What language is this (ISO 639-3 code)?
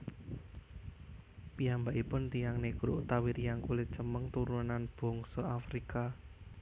jav